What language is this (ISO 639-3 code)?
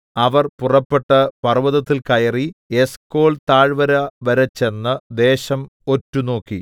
mal